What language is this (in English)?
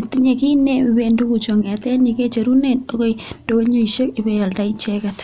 Kalenjin